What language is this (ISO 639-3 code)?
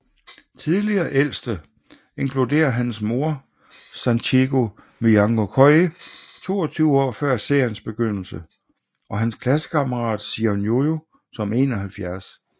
dan